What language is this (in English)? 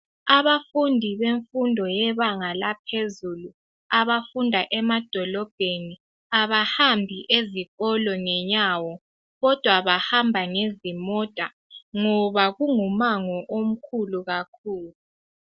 North Ndebele